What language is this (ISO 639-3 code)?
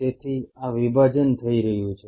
guj